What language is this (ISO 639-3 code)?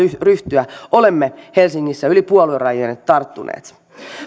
fin